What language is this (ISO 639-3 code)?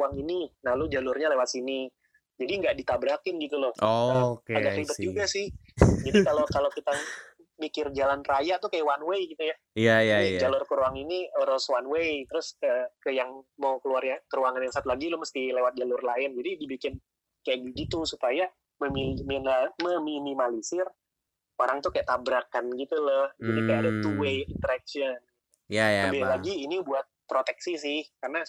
ind